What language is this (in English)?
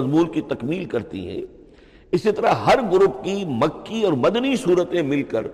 Urdu